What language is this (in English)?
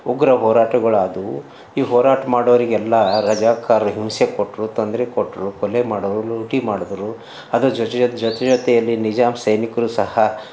Kannada